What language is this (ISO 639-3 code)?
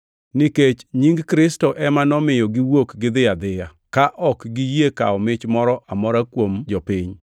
luo